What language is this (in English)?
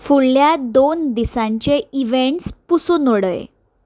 Konkani